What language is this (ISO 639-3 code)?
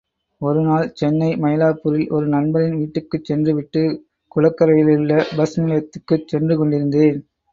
tam